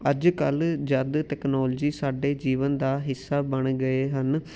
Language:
Punjabi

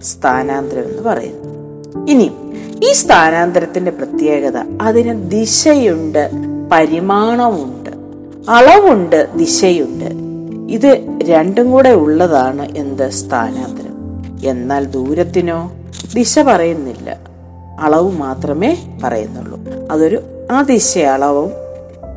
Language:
Malayalam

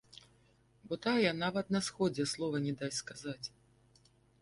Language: Belarusian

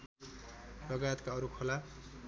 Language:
Nepali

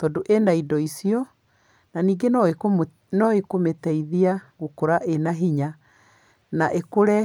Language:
Kikuyu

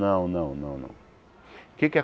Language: Portuguese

